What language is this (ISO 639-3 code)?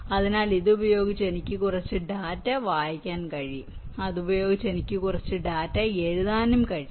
mal